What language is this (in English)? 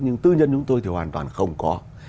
Vietnamese